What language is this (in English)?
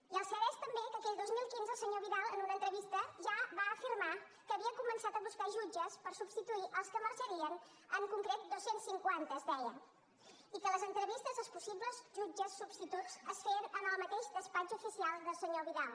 Catalan